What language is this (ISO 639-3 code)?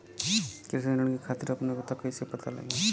bho